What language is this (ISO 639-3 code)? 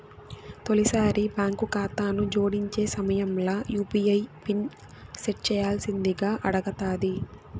tel